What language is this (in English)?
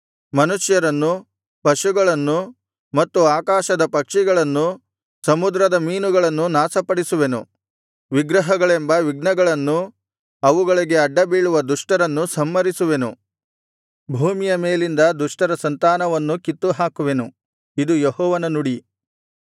Kannada